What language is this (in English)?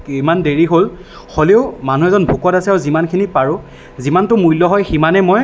Assamese